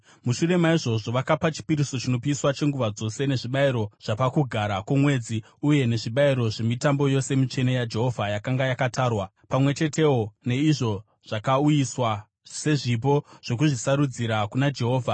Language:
Shona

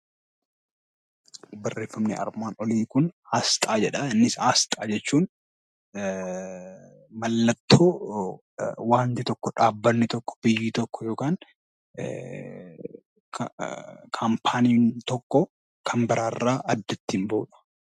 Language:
Oromo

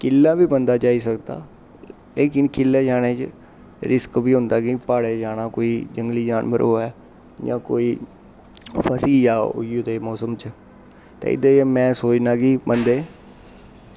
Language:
Dogri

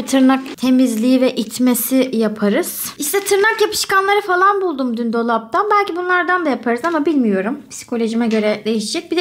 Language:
Turkish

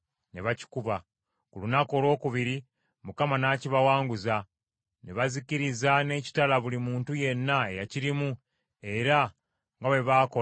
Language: Ganda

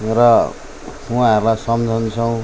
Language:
Nepali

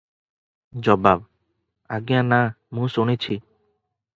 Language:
Odia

